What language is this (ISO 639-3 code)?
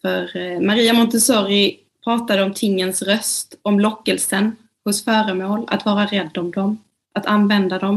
swe